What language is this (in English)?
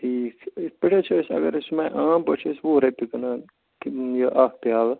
Kashmiri